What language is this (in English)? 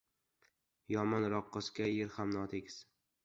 Uzbek